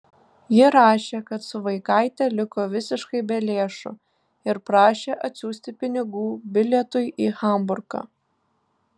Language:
Lithuanian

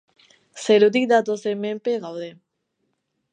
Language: Basque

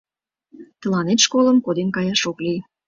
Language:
Mari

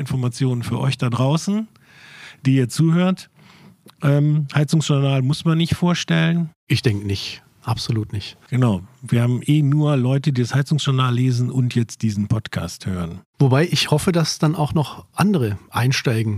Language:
German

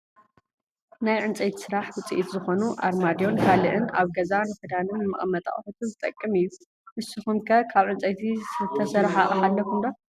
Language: Tigrinya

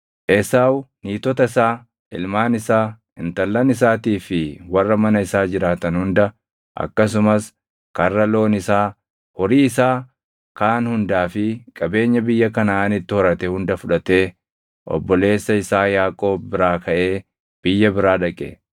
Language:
Oromo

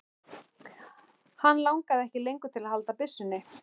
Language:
Icelandic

